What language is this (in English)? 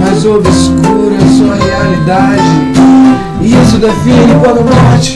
Portuguese